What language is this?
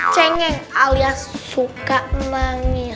Indonesian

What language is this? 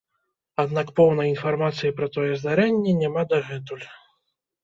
Belarusian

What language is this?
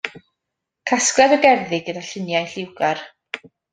Welsh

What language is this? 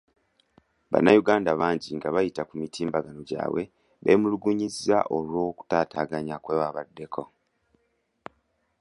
Ganda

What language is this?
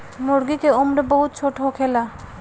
Bhojpuri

